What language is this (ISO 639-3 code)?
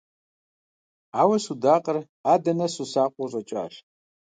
kbd